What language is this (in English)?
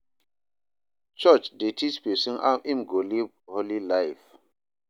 Nigerian Pidgin